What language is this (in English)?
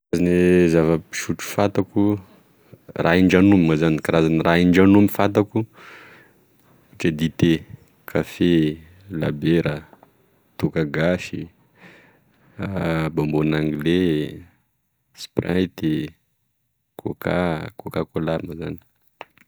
Tesaka Malagasy